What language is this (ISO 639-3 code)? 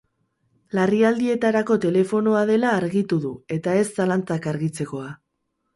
eus